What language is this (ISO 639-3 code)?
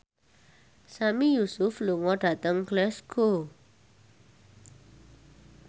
jav